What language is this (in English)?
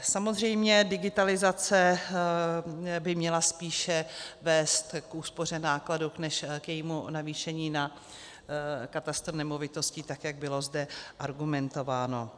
Czech